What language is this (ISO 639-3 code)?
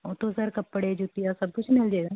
pan